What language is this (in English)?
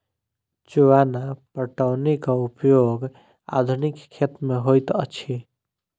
Maithili